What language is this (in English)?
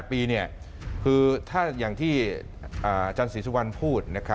Thai